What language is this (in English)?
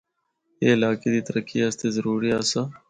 Northern Hindko